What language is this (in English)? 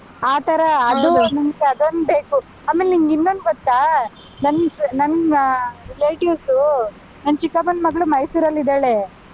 Kannada